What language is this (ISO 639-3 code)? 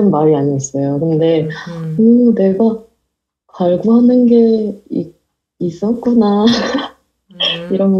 kor